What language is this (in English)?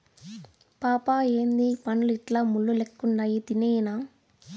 Telugu